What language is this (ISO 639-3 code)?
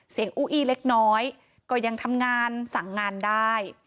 tha